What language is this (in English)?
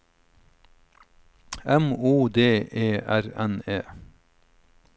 Norwegian